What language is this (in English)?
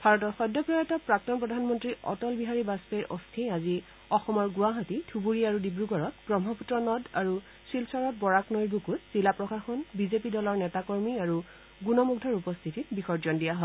Assamese